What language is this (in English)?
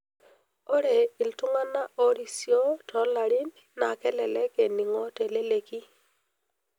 Masai